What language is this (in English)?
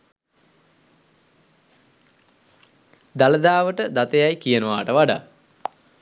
Sinhala